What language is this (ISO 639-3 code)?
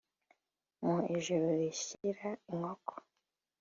kin